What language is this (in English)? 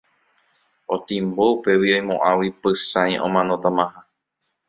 Guarani